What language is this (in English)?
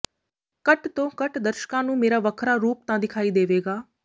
Punjabi